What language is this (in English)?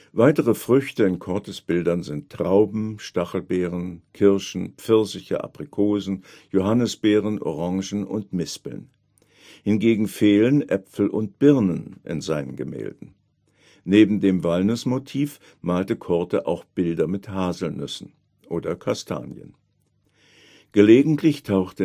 German